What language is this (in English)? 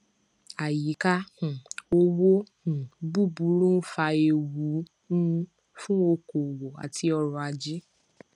Yoruba